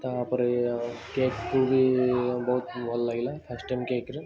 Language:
Odia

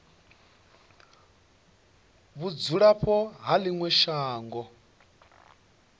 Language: Venda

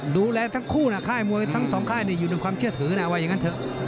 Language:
Thai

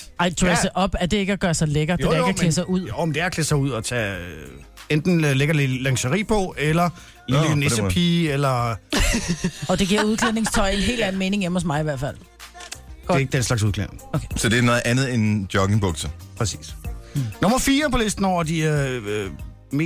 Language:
Danish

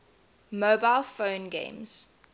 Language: English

